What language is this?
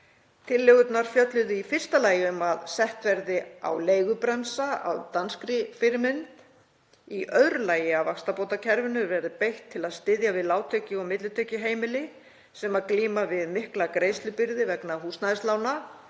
Icelandic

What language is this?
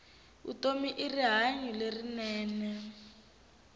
Tsonga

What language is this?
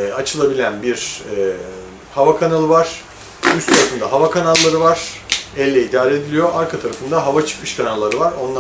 Turkish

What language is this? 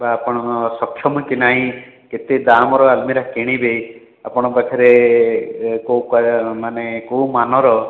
Odia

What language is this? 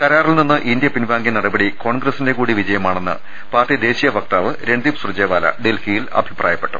Malayalam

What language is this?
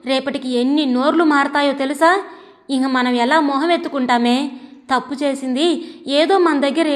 Telugu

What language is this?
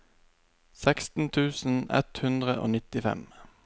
Norwegian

